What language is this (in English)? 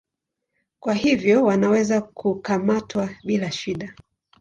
Swahili